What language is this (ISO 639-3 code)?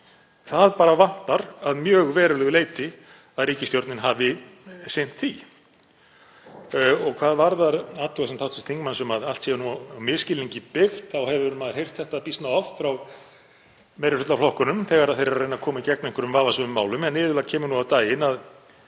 isl